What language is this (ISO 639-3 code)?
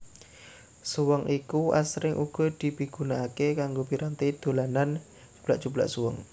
jav